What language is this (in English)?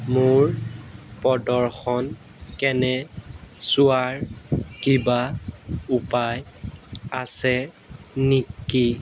Assamese